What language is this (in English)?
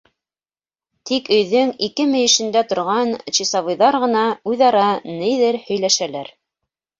Bashkir